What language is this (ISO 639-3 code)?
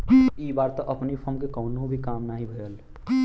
bho